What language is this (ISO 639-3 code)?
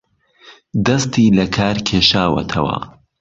ckb